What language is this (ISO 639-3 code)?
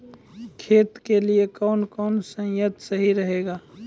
mai